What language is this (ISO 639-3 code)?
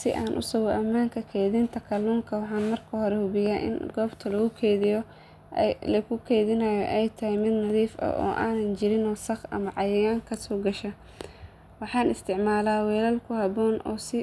som